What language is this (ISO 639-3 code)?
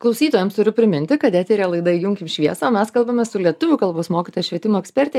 lit